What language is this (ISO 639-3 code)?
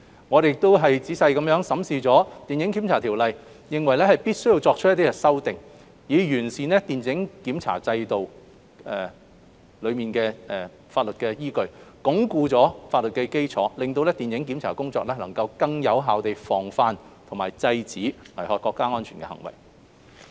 yue